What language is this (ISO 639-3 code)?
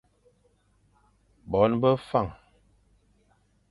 fan